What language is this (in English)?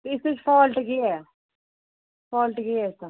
Dogri